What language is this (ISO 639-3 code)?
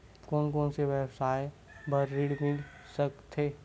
hne